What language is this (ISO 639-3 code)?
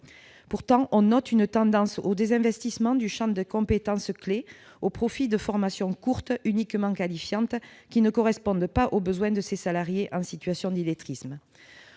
fra